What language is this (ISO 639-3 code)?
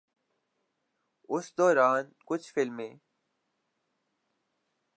urd